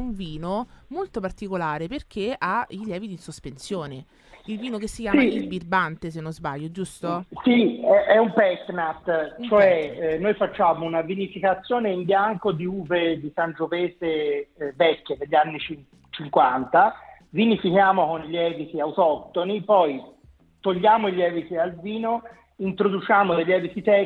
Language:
Italian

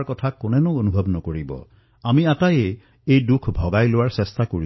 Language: Assamese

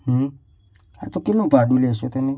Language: Gujarati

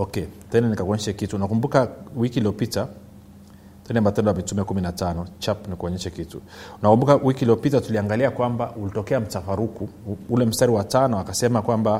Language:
Swahili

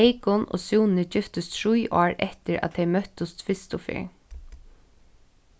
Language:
Faroese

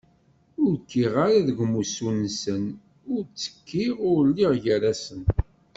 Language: Kabyle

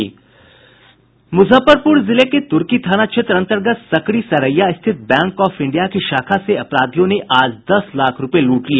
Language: Hindi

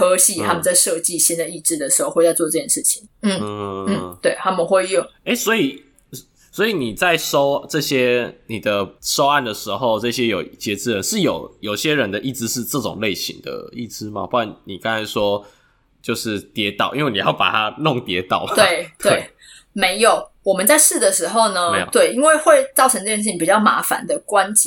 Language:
Chinese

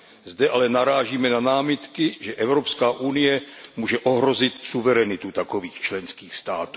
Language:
Czech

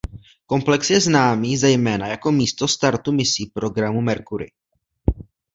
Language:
Czech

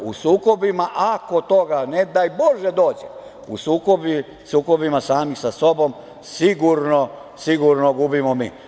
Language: Serbian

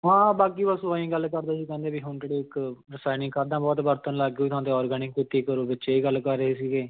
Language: Punjabi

